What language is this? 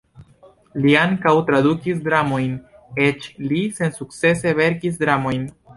Esperanto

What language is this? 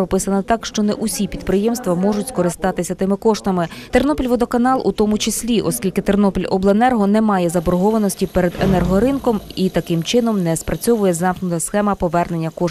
Ukrainian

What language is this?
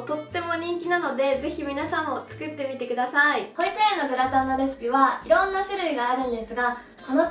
Japanese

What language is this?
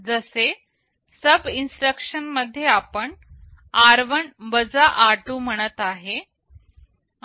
Marathi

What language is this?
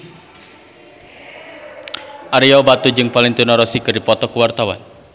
Sundanese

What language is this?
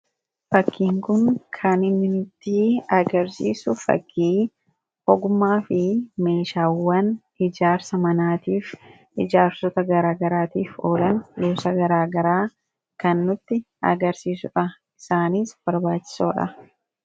Oromo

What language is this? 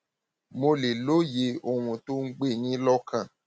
Yoruba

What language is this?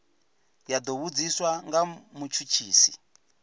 Venda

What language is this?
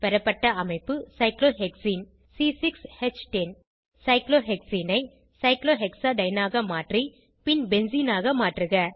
Tamil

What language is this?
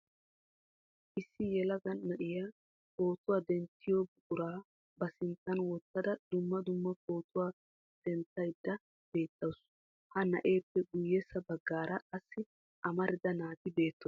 Wolaytta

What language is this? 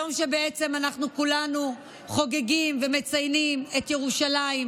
Hebrew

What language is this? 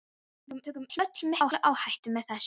Icelandic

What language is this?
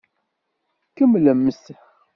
Kabyle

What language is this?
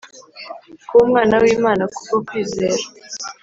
Kinyarwanda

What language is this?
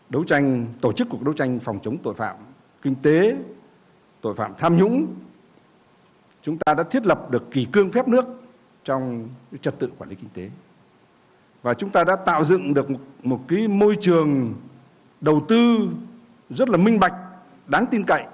Vietnamese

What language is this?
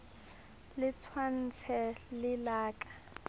Southern Sotho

